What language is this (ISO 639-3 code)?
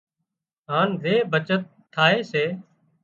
kxp